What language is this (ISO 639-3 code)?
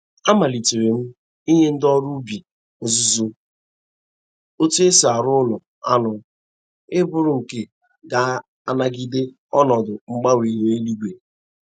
ibo